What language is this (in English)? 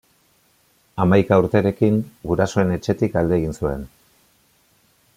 Basque